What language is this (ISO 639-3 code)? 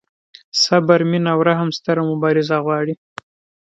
pus